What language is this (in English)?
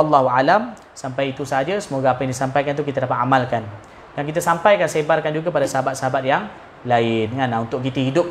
Malay